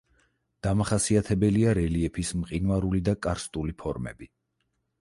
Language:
Georgian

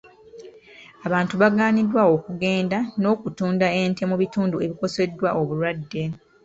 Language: Ganda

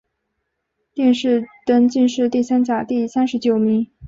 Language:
Chinese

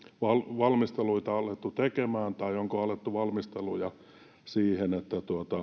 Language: Finnish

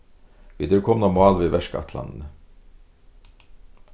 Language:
Faroese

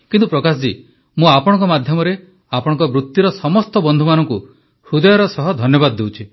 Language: Odia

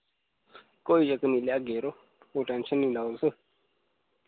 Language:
Dogri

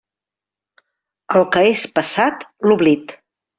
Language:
Catalan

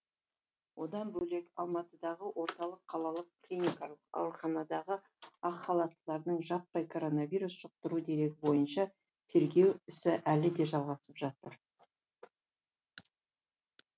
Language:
Kazakh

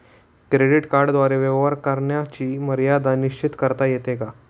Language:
Marathi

